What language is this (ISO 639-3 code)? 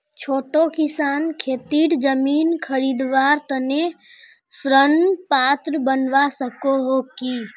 mag